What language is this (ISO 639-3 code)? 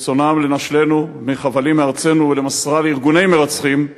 heb